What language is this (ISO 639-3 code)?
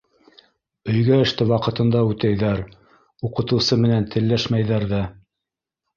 bak